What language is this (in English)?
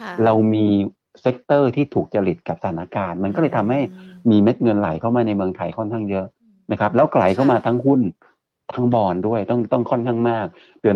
Thai